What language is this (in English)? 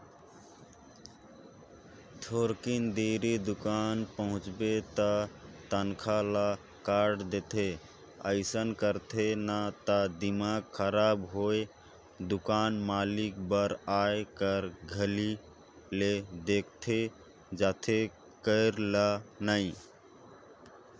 Chhattisgarhi